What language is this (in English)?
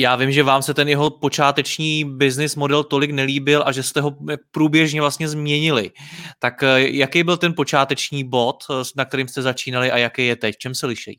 Czech